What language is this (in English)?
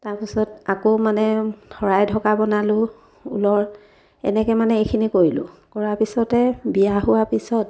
Assamese